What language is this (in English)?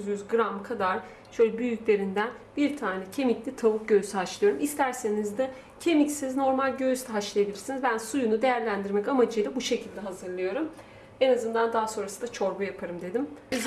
Turkish